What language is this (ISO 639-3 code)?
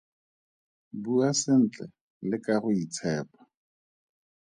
tsn